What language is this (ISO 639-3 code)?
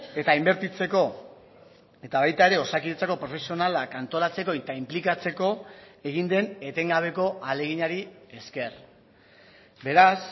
eus